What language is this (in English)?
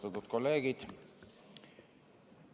Estonian